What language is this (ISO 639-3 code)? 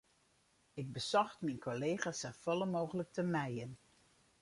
fry